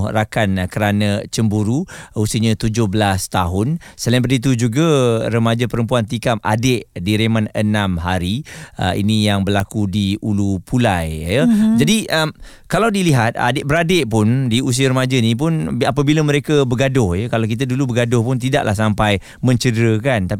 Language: Malay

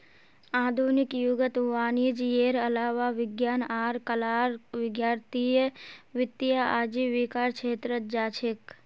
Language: Magahi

